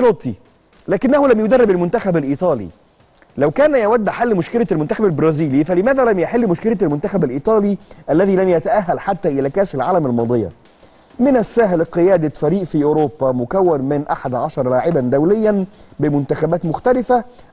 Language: Arabic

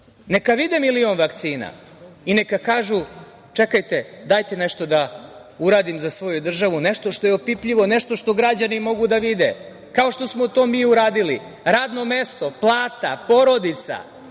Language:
Serbian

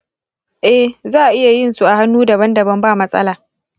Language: Hausa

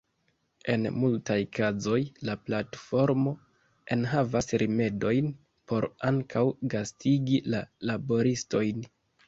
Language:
Esperanto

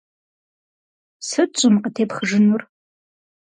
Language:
Kabardian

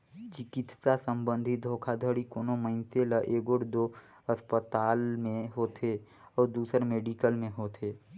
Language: Chhattisgarhi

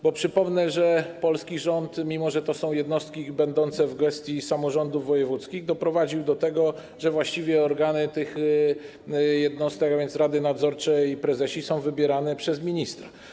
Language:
Polish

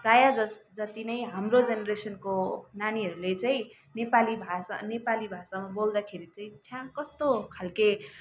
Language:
Nepali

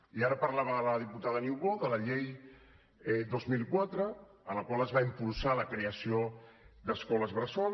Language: Catalan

